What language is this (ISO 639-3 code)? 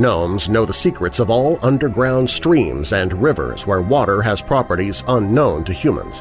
eng